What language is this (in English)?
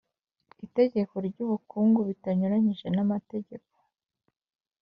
Kinyarwanda